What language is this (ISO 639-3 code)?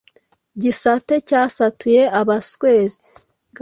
kin